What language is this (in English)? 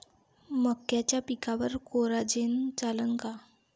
Marathi